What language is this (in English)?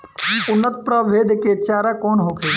Bhojpuri